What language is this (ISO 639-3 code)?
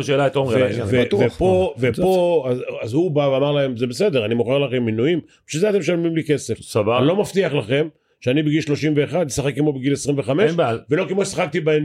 heb